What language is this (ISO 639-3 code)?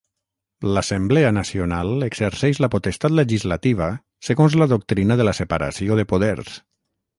cat